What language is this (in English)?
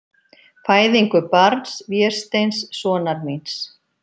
Icelandic